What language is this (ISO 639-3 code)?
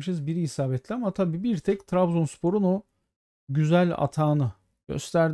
tur